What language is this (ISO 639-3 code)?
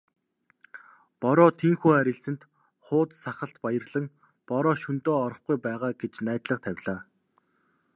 mon